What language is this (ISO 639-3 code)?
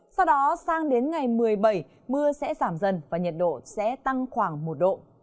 vie